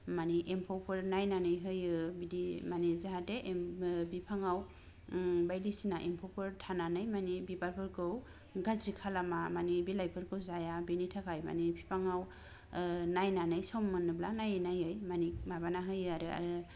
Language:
Bodo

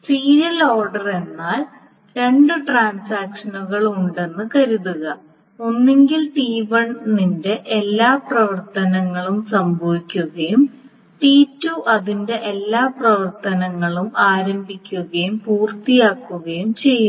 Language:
Malayalam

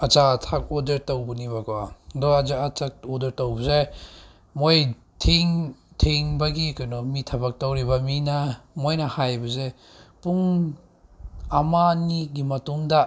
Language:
Manipuri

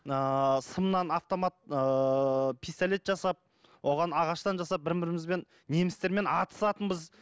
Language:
Kazakh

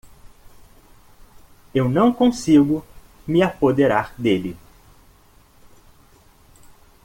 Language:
Portuguese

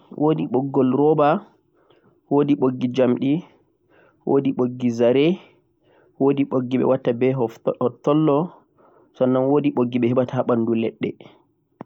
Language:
Central-Eastern Niger Fulfulde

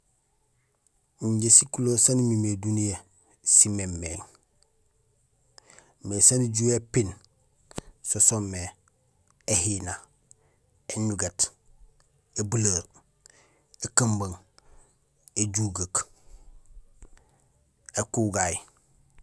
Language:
Gusilay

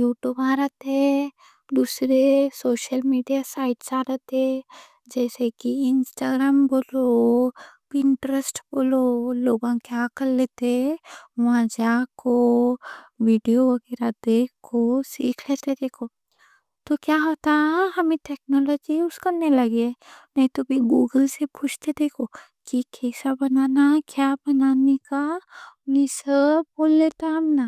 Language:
Deccan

